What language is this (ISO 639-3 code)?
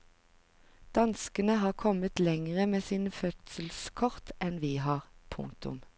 nor